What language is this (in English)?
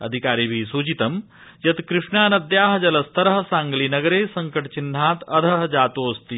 Sanskrit